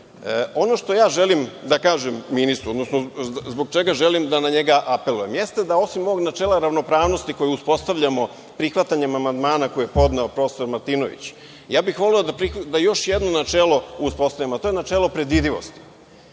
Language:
Serbian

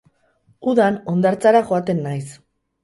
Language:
Basque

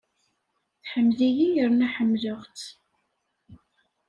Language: Kabyle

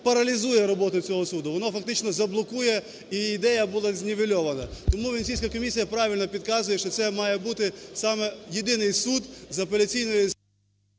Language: Ukrainian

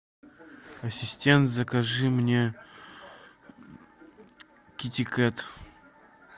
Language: Russian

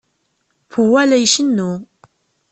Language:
Kabyle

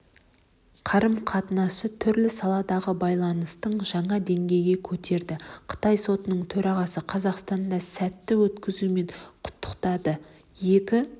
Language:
Kazakh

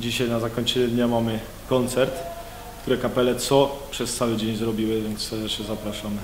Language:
Polish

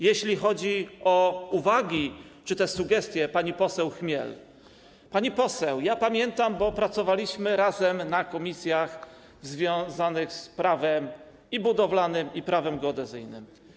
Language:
Polish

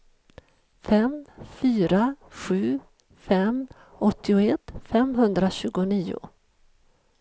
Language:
Swedish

